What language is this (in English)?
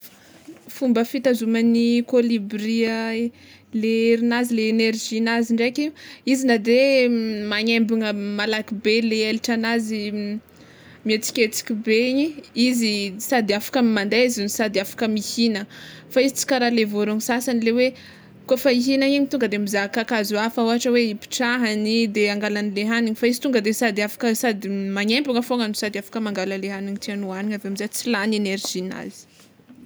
Tsimihety Malagasy